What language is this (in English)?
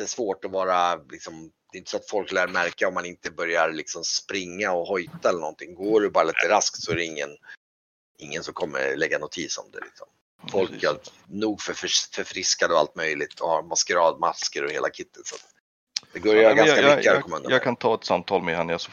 Swedish